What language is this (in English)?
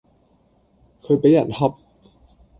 Cantonese